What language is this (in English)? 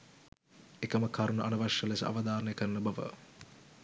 Sinhala